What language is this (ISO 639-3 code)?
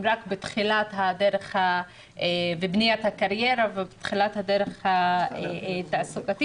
heb